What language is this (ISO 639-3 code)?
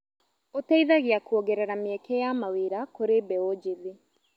kik